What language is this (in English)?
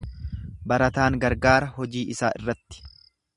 Oromo